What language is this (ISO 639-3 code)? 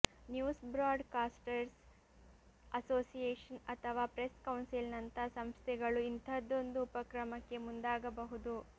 kan